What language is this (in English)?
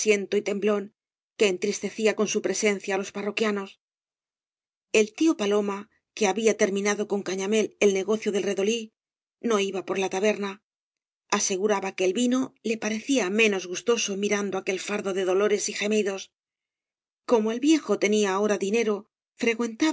Spanish